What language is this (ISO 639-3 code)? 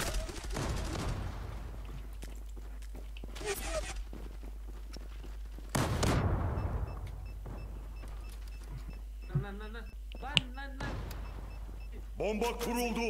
tur